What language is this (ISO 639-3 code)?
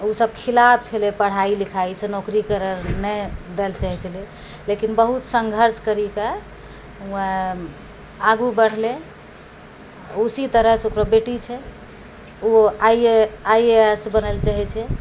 mai